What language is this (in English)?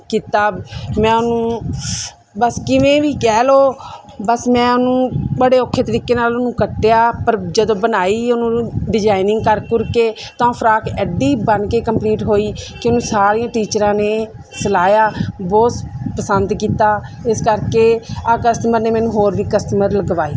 Punjabi